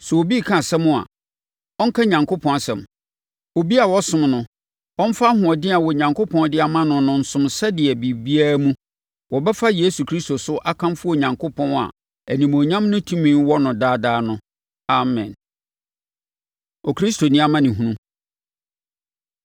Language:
Akan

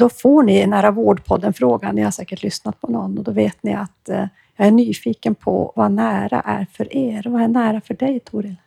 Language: Swedish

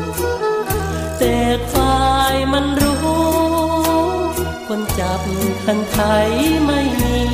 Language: Thai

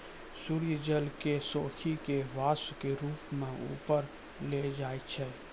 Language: Maithili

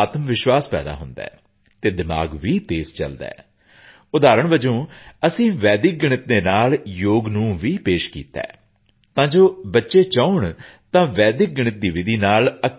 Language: Punjabi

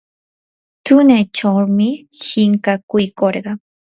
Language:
Yanahuanca Pasco Quechua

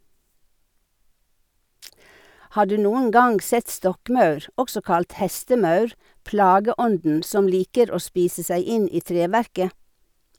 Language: Norwegian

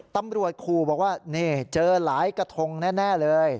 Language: Thai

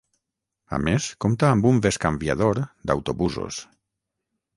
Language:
Catalan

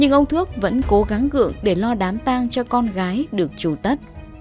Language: Vietnamese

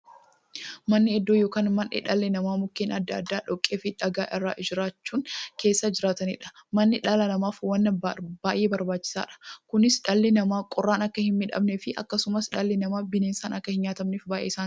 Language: Oromo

